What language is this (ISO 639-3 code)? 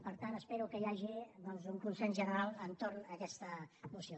cat